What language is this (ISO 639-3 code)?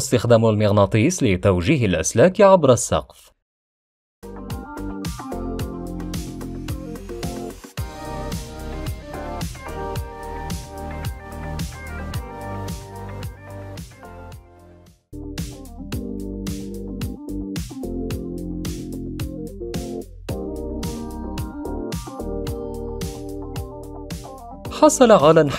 ara